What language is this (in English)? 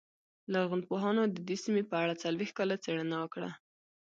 Pashto